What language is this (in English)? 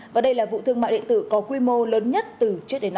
Vietnamese